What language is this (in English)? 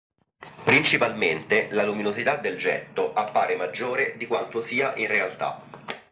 Italian